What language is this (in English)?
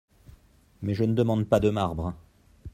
French